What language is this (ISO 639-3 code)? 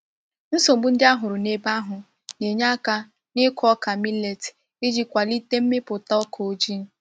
ibo